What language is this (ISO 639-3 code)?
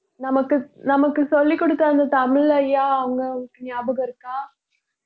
tam